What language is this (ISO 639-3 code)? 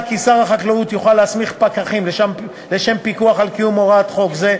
heb